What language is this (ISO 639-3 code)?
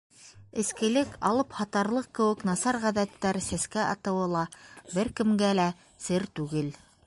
bak